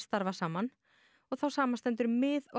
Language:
Icelandic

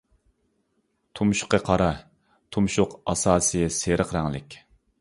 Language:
Uyghur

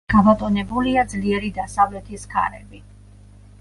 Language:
Georgian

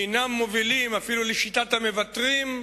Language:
Hebrew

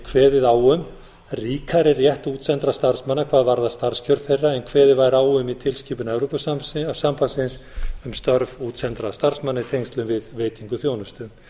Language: Icelandic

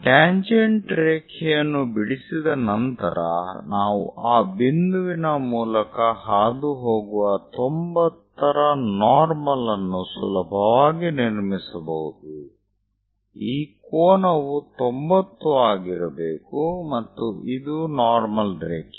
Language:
Kannada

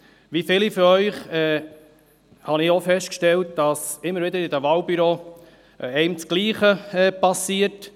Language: Swiss German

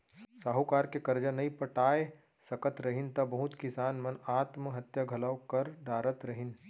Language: Chhattisgarhi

